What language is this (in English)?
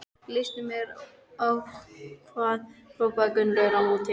Icelandic